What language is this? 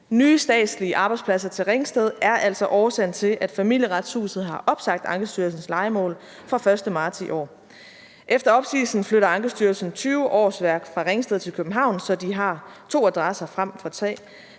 Danish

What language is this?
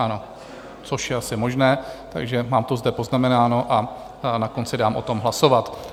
Czech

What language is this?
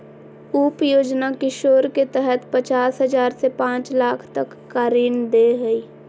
Magahi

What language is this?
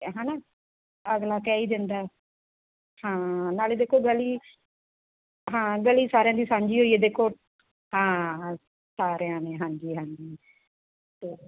Punjabi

